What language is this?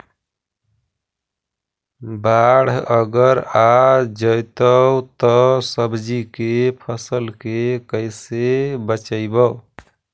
Magahi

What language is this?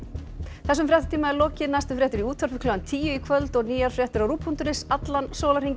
Icelandic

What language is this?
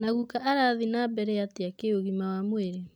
Kikuyu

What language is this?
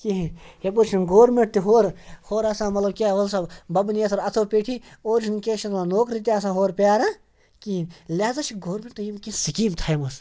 Kashmiri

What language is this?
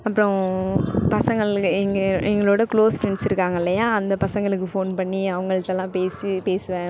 Tamil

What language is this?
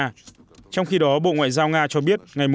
Vietnamese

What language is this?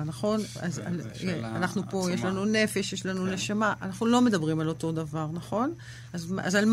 Hebrew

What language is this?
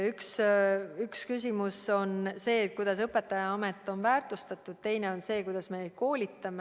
Estonian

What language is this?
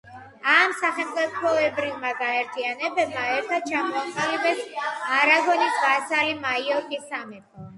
Georgian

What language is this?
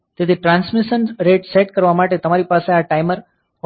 Gujarati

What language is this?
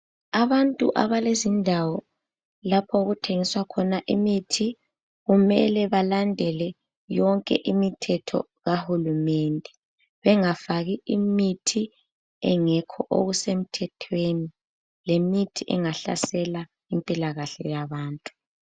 North Ndebele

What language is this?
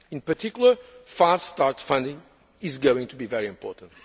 English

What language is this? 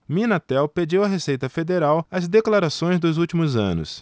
Portuguese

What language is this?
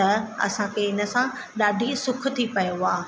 Sindhi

